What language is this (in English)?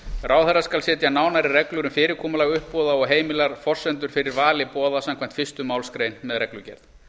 Icelandic